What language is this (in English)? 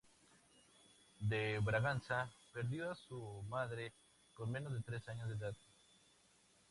Spanish